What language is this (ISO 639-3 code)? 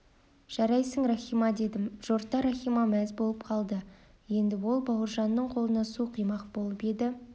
kaz